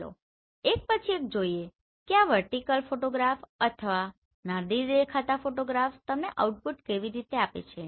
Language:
Gujarati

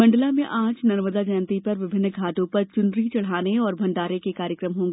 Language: Hindi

